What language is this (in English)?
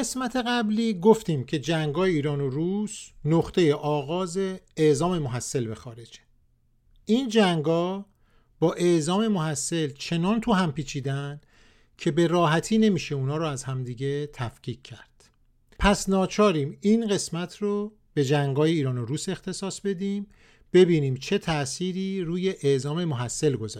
Persian